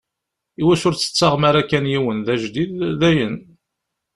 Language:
Kabyle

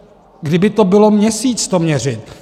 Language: Czech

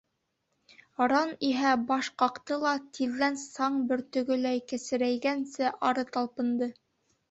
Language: Bashkir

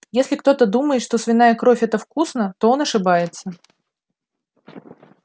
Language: Russian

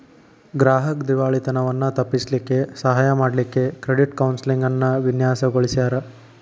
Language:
Kannada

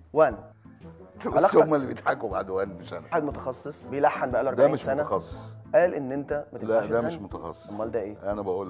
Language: Arabic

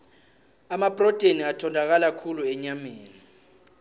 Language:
South Ndebele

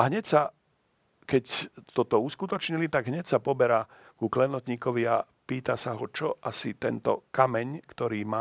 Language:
Slovak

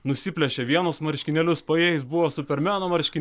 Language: Lithuanian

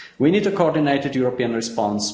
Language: English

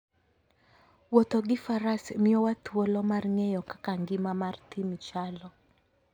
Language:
Luo (Kenya and Tanzania)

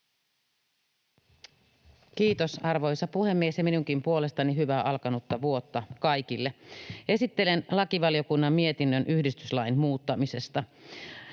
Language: Finnish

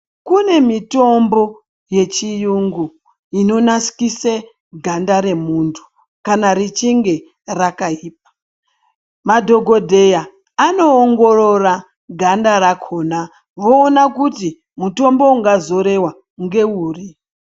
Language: Ndau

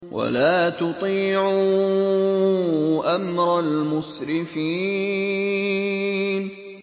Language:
Arabic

